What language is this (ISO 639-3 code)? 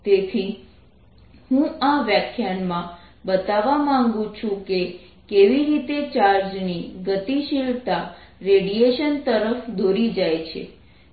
guj